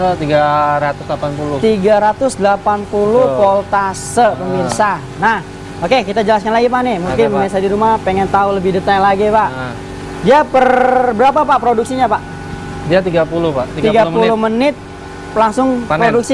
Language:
Indonesian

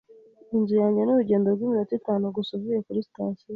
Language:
Kinyarwanda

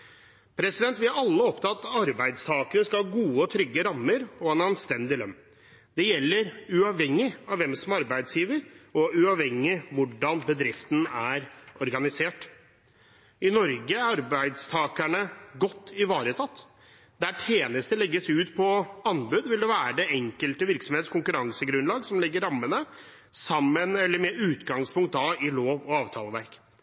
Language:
Norwegian Bokmål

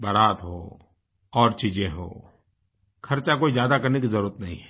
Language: Hindi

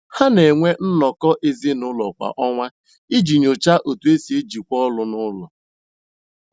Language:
Igbo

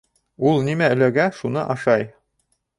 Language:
Bashkir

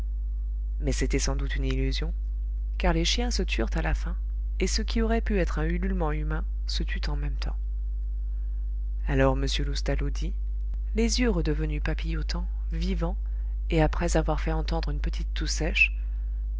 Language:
French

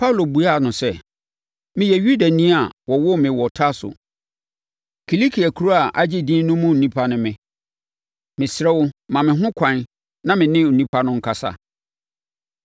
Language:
Akan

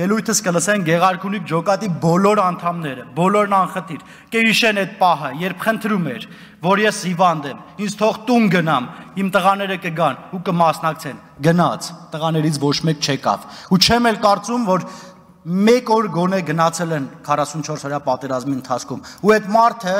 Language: Romanian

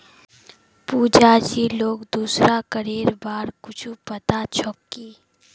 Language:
Magahi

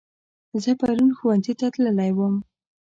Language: Pashto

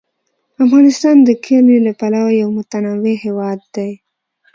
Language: Pashto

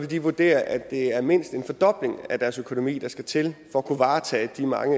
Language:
Danish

